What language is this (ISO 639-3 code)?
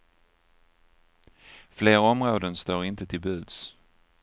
swe